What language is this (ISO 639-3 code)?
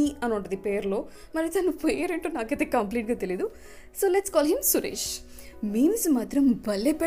tel